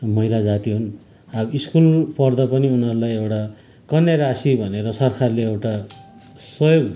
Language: Nepali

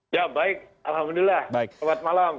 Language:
Indonesian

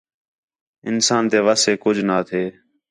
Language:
Khetrani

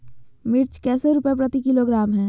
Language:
Magahi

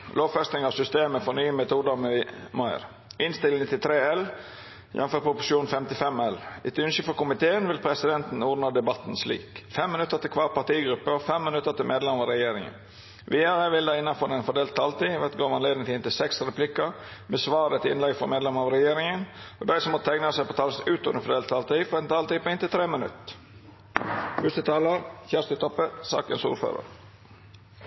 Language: Norwegian Nynorsk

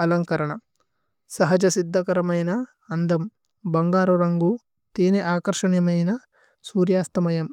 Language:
Tulu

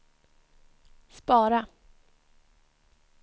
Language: Swedish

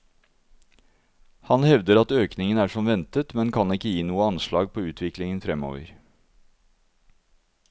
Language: Norwegian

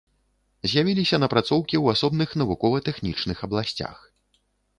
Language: Belarusian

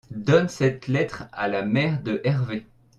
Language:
French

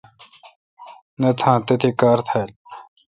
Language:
Kalkoti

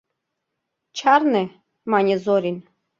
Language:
Mari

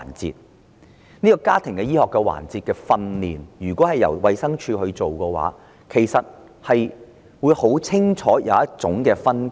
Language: Cantonese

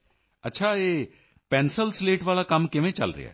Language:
Punjabi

